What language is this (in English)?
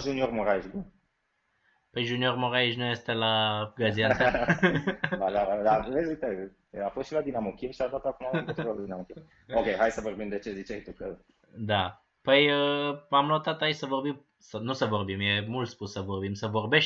Romanian